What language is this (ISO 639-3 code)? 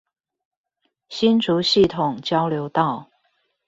zho